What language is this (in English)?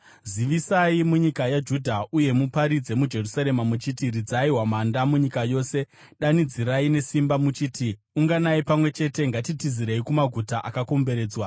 Shona